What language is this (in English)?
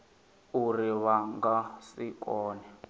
Venda